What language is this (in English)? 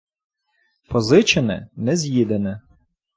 Ukrainian